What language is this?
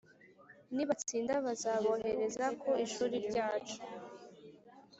Kinyarwanda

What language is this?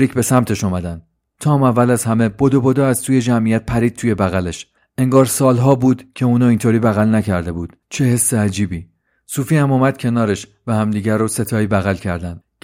Persian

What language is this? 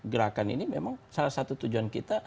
Indonesian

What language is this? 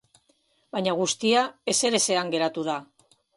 Basque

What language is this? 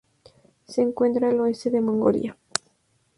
Spanish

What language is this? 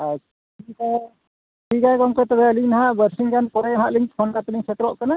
Santali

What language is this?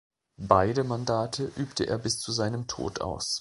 German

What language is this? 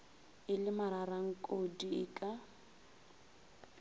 Northern Sotho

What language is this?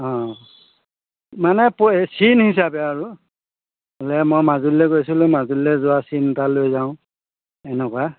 Assamese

